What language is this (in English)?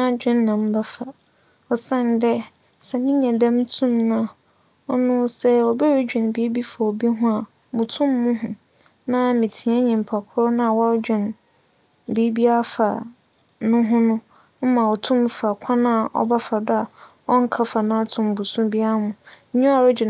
Akan